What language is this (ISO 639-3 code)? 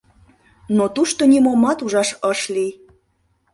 chm